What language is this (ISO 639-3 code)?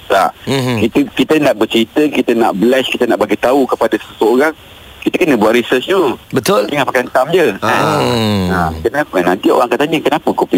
msa